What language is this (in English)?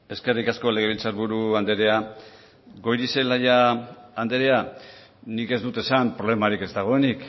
Basque